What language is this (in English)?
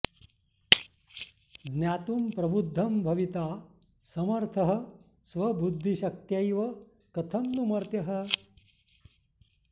Sanskrit